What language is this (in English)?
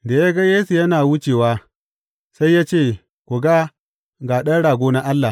Hausa